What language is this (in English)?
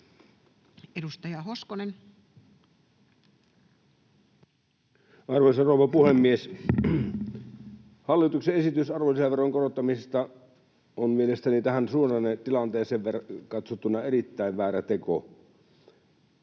Finnish